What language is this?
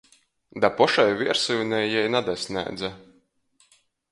Latgalian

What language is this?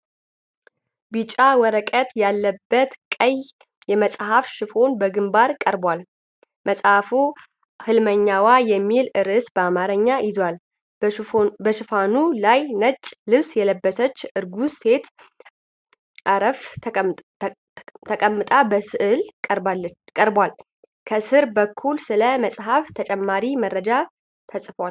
Amharic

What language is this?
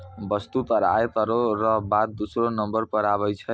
Maithili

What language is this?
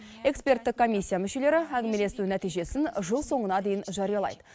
Kazakh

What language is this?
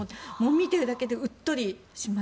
Japanese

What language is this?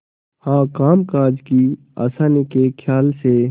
Hindi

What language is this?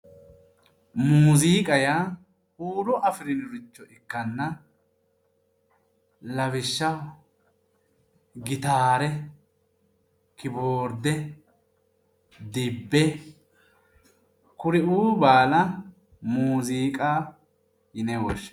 Sidamo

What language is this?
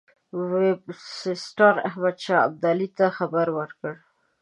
Pashto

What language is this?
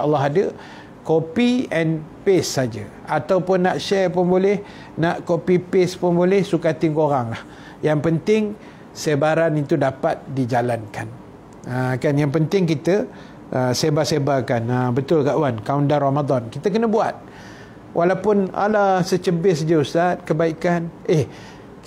Malay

